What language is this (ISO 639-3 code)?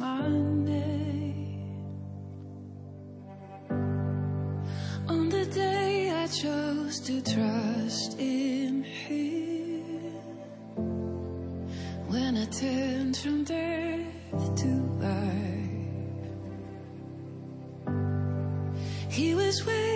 slk